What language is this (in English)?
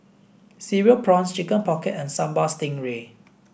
English